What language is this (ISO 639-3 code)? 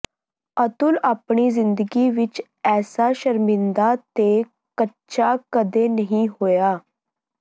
pan